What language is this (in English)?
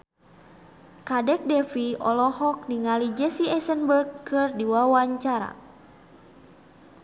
Sundanese